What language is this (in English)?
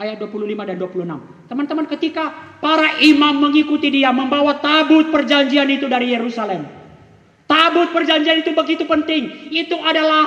Indonesian